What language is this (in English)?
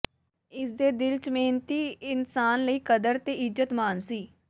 Punjabi